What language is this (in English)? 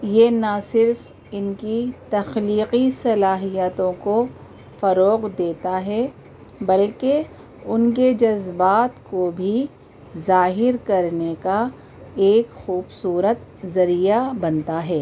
Urdu